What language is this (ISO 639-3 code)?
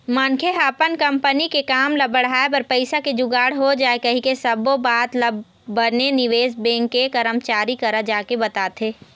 hne